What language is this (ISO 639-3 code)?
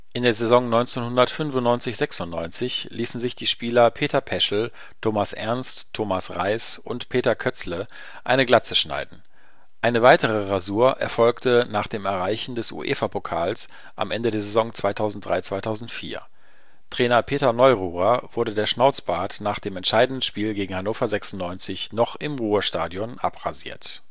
deu